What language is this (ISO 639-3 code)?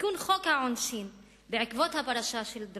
heb